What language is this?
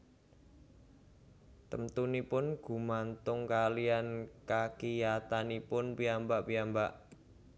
Javanese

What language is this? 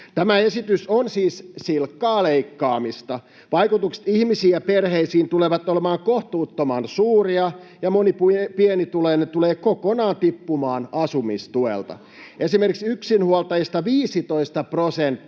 Finnish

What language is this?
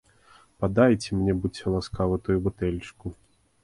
Belarusian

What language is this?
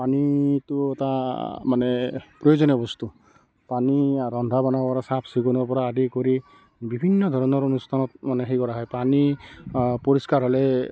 Assamese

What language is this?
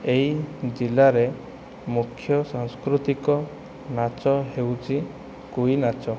Odia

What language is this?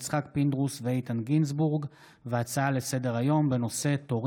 Hebrew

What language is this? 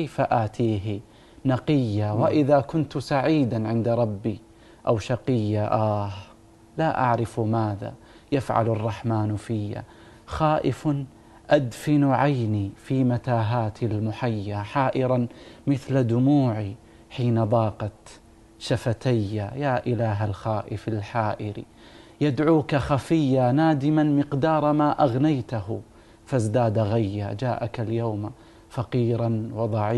Arabic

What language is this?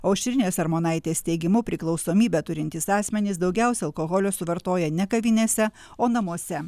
Lithuanian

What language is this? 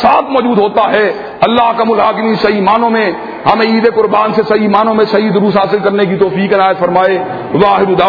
Urdu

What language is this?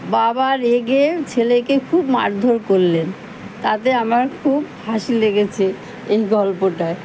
Bangla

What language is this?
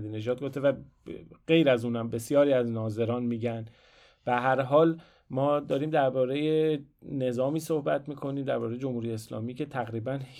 Persian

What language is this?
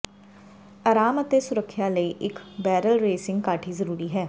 Punjabi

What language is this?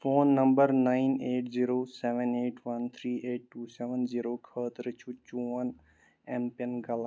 Kashmiri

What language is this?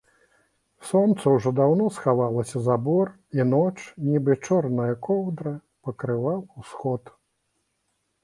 Belarusian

